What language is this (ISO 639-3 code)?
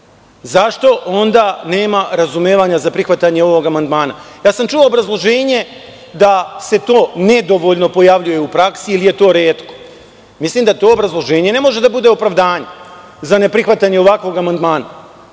srp